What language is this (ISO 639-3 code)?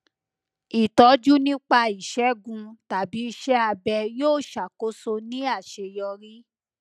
yor